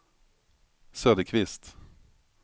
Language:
Swedish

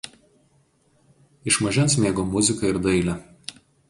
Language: Lithuanian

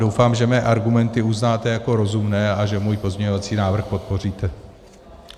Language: Czech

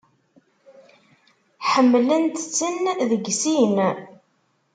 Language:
Kabyle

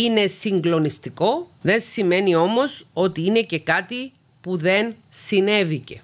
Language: Greek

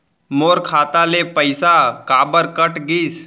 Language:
Chhattisgarhi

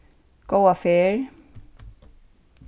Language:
Faroese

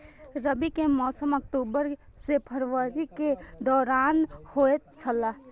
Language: Maithili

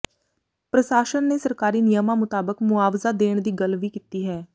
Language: Punjabi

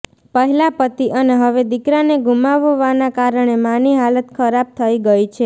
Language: Gujarati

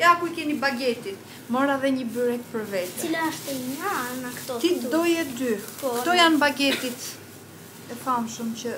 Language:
Romanian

